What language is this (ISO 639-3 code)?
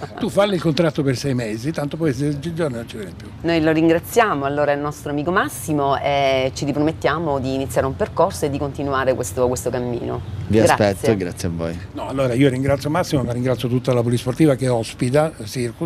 ita